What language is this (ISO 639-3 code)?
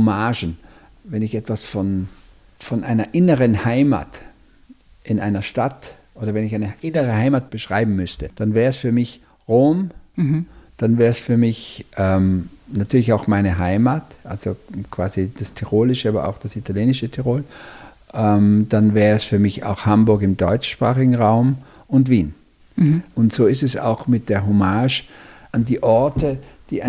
deu